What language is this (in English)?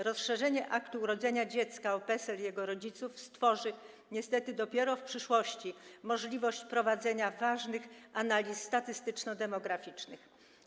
Polish